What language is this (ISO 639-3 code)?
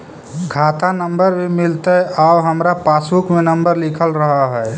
mag